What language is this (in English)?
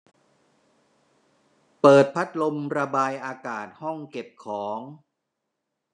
Thai